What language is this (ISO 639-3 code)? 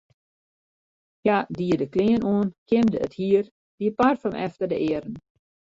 fry